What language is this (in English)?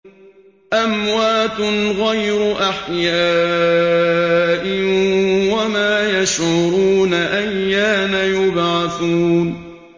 Arabic